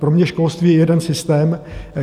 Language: Czech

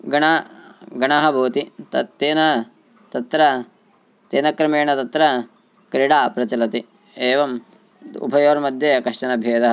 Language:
Sanskrit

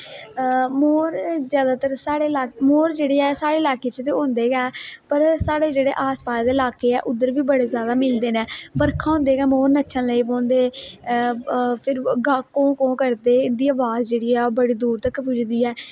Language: Dogri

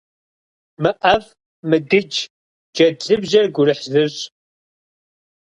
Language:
Kabardian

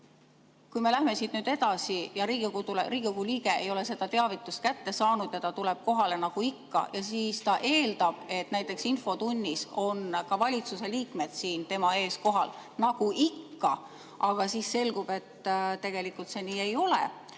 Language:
Estonian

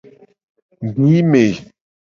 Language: Gen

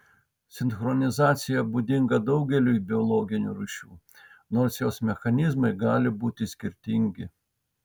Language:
Lithuanian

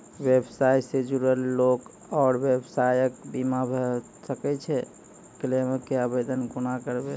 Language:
Maithili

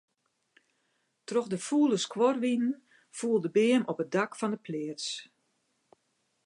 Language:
Western Frisian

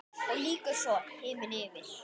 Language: Icelandic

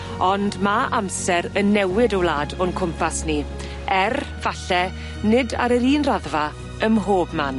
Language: Welsh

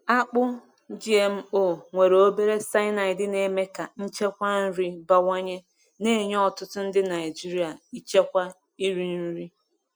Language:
Igbo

